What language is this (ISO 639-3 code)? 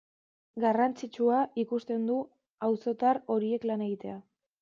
eus